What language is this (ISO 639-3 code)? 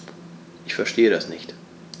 deu